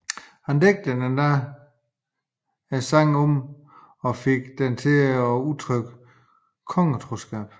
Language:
Danish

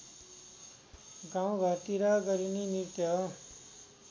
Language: Nepali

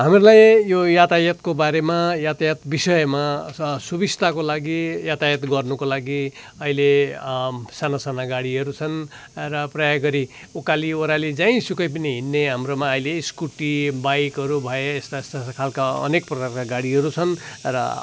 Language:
Nepali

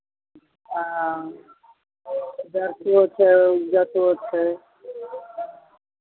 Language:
Maithili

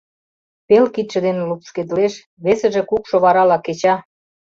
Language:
Mari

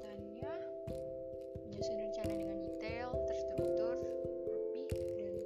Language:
Indonesian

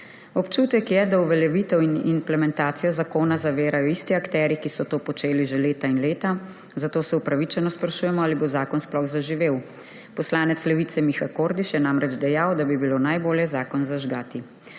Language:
Slovenian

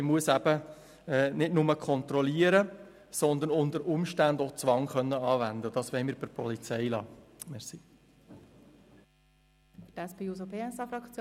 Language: Swiss German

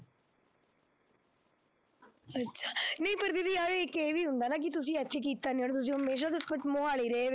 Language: Punjabi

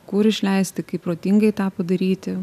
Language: Lithuanian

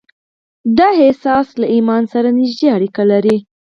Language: Pashto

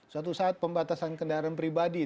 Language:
Indonesian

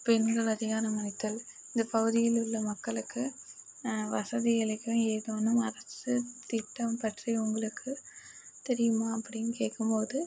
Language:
Tamil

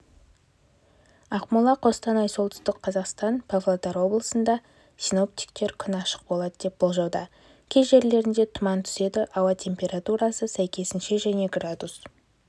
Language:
Kazakh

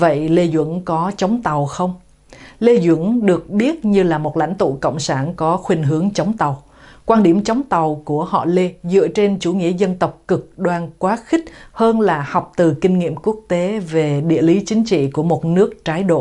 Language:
Vietnamese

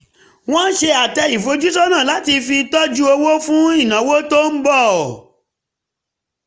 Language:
Yoruba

